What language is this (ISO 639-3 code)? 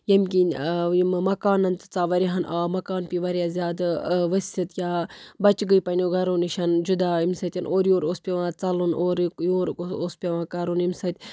kas